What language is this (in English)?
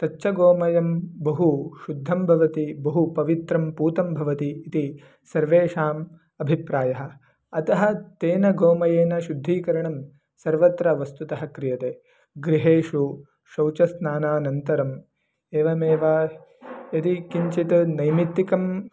Sanskrit